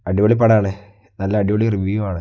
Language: Malayalam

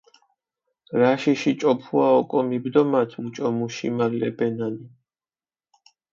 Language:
Mingrelian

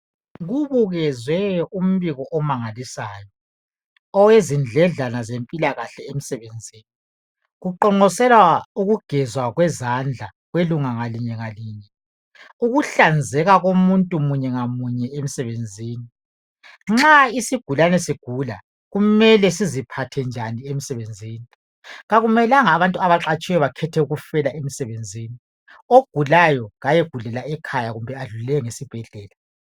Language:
North Ndebele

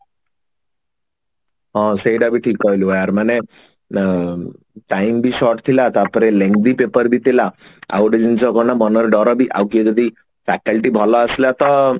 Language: Odia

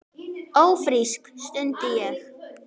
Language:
Icelandic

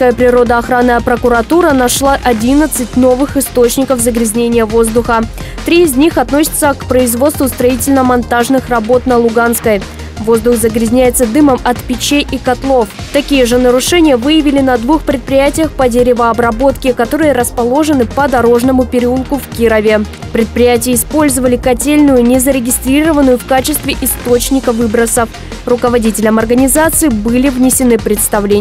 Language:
Russian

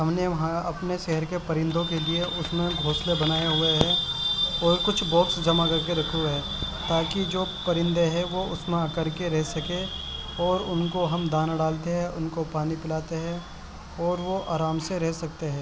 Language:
Urdu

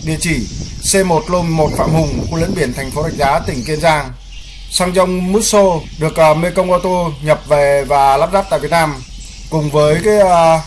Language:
Vietnamese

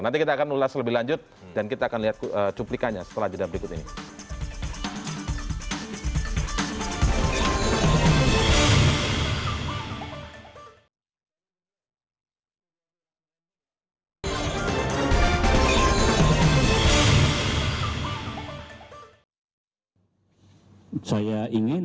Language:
Indonesian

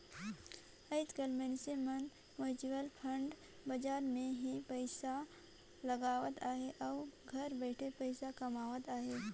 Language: Chhattisgarhi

